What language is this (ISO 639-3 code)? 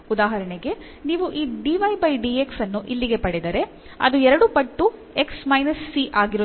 kan